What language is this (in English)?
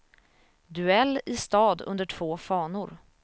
Swedish